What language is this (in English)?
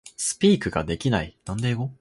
Japanese